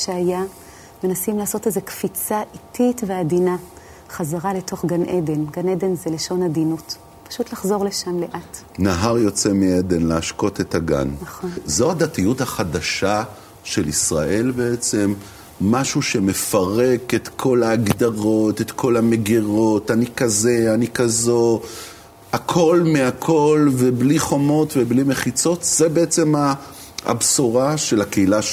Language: Hebrew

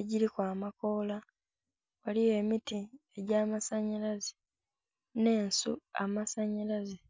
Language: Soga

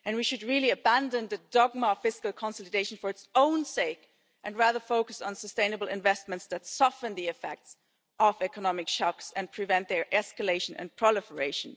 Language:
English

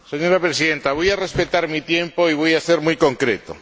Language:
Spanish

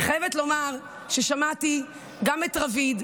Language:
Hebrew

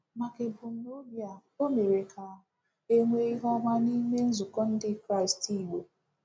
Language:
Igbo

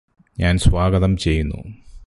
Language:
Malayalam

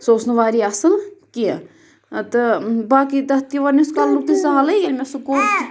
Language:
Kashmiri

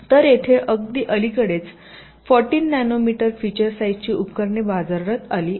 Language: Marathi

